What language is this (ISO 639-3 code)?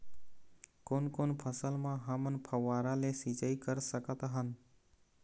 hne